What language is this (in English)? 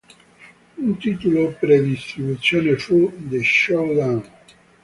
Italian